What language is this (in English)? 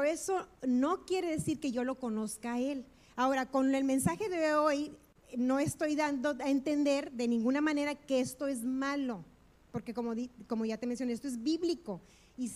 Spanish